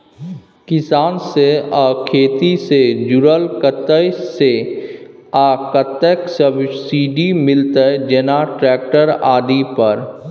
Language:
Maithili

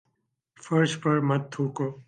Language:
Urdu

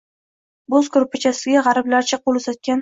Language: Uzbek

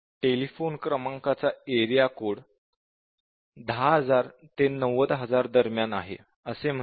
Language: Marathi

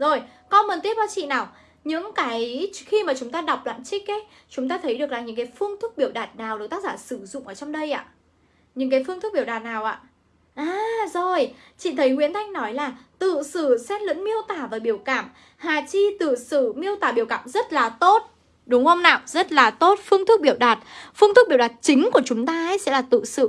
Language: Vietnamese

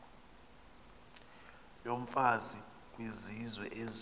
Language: Xhosa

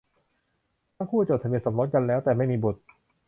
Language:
Thai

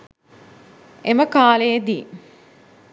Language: Sinhala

